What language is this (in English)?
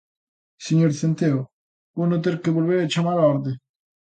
Galician